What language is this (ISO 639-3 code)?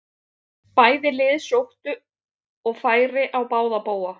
isl